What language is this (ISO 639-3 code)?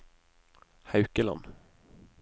nor